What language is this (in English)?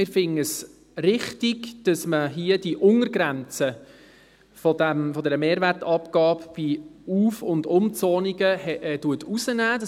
Swiss German